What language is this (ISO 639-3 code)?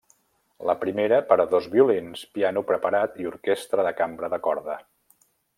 cat